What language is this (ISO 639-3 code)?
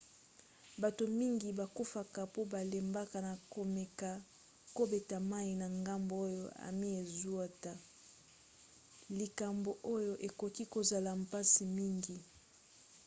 lin